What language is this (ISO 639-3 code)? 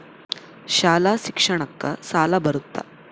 kan